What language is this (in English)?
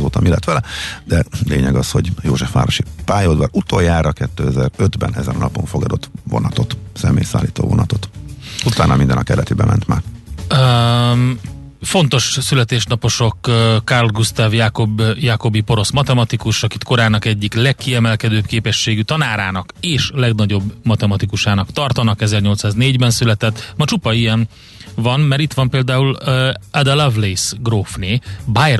Hungarian